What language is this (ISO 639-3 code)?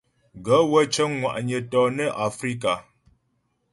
bbj